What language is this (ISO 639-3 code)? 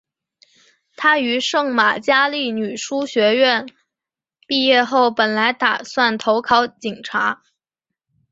zho